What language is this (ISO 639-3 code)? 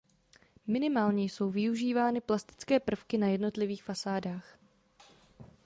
ces